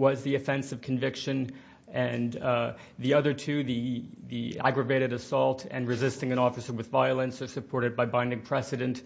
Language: English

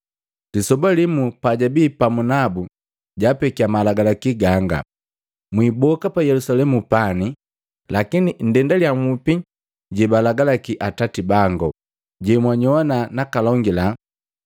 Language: Matengo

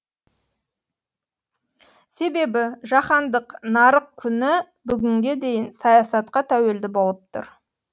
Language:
Kazakh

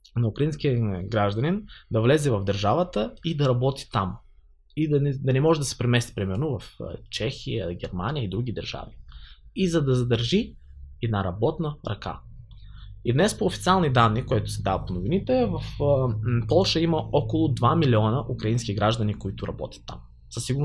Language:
Bulgarian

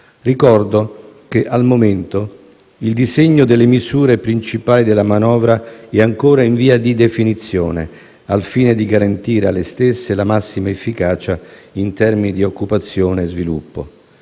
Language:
Italian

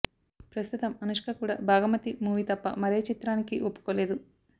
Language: Telugu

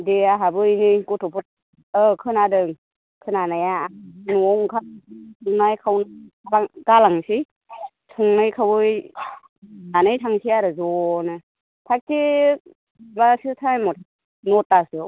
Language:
Bodo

